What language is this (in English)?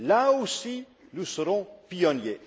French